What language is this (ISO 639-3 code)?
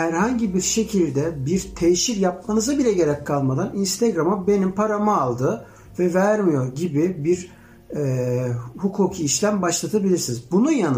tur